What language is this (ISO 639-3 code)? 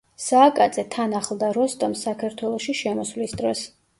kat